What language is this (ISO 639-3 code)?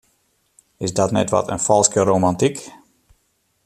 fry